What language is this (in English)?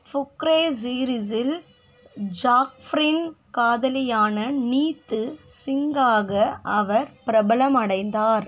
Tamil